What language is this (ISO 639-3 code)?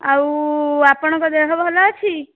ori